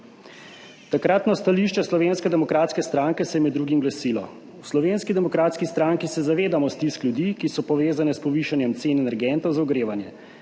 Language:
Slovenian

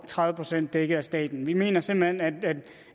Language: Danish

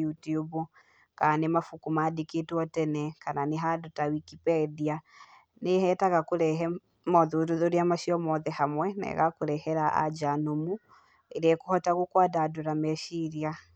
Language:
Kikuyu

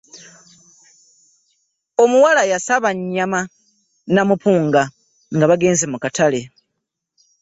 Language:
Ganda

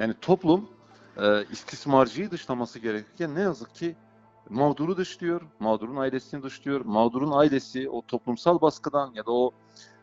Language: Turkish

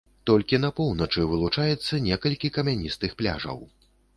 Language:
Belarusian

